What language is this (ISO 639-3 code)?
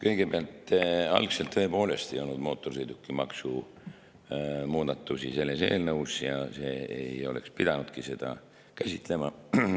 est